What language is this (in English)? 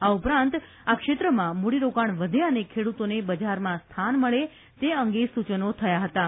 Gujarati